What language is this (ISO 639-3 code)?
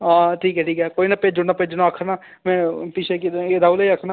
doi